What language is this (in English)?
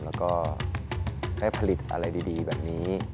Thai